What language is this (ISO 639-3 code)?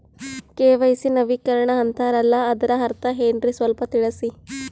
kan